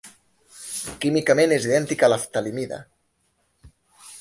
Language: Catalan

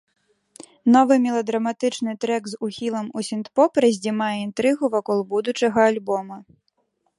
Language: Belarusian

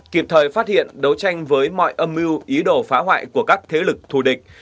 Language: Vietnamese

